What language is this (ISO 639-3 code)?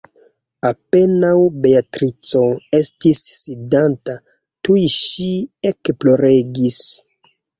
epo